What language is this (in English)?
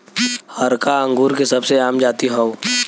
Bhojpuri